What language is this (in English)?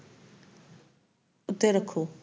Punjabi